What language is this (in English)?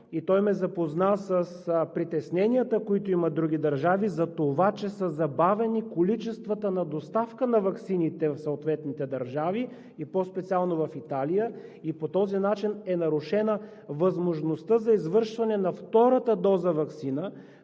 Bulgarian